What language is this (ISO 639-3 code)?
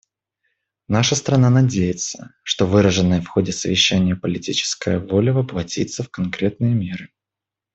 rus